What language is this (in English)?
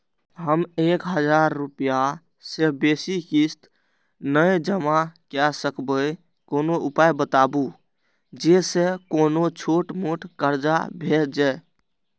Maithili